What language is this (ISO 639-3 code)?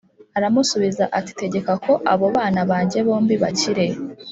kin